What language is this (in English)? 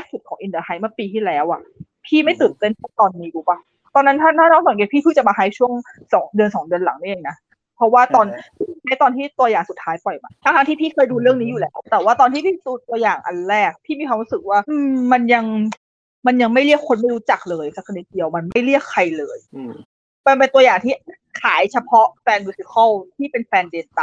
Thai